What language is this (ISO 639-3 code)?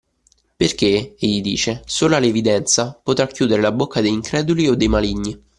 ita